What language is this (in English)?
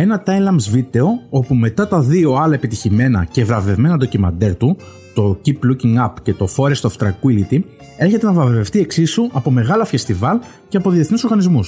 Greek